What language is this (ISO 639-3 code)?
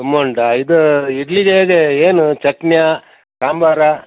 kan